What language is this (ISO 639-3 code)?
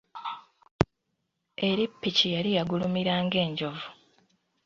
lug